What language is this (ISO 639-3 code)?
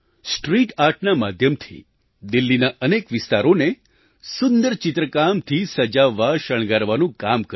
guj